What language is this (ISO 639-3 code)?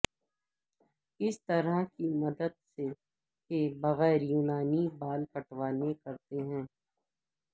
urd